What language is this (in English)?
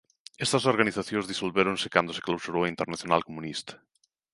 Galician